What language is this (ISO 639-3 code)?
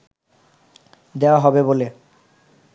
ben